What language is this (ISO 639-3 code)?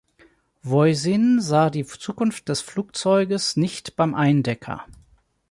deu